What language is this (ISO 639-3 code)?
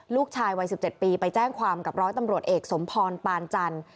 tha